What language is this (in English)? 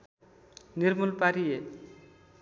Nepali